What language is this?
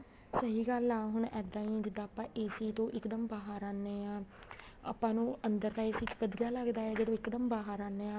Punjabi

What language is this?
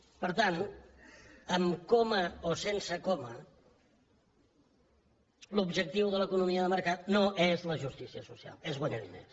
Catalan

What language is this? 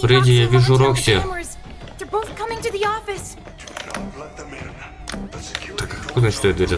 Russian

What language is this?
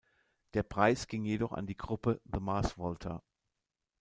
German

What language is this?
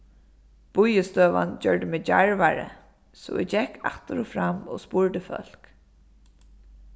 Faroese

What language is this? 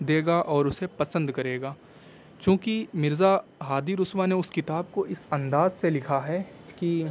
Urdu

